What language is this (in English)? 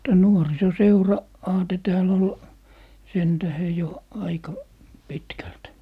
Finnish